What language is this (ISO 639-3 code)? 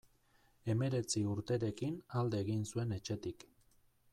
eus